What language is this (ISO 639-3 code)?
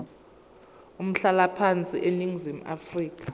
zul